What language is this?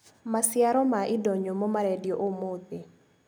Kikuyu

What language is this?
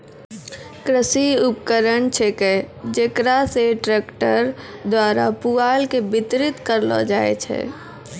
Maithili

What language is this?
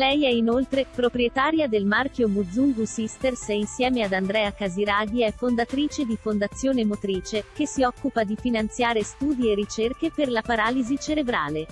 Italian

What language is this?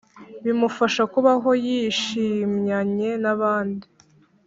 Kinyarwanda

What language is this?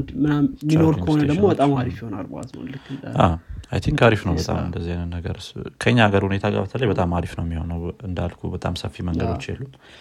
Amharic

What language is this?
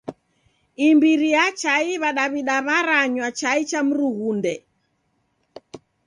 Taita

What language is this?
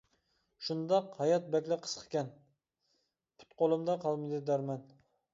Uyghur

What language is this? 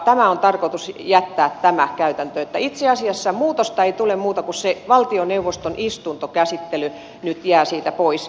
Finnish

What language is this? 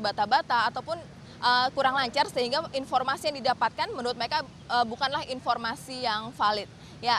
Indonesian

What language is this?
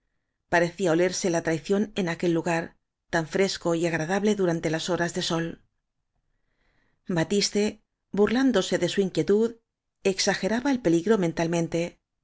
Spanish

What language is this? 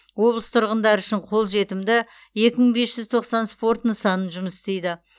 Kazakh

